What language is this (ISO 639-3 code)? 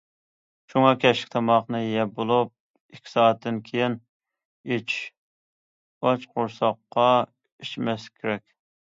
uig